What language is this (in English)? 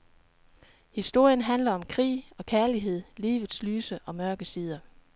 Danish